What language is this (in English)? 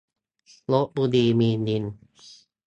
Thai